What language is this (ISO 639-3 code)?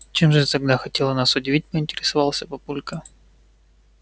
rus